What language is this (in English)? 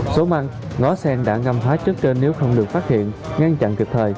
Vietnamese